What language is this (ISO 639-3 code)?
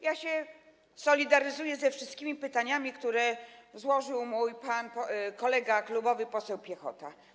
pol